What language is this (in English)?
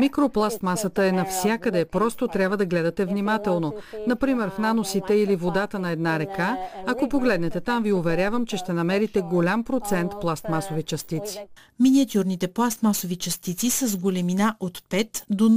Bulgarian